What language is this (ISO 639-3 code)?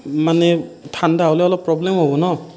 asm